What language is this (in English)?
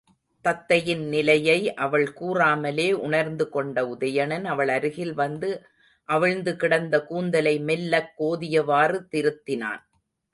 Tamil